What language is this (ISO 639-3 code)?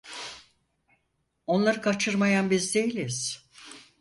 tur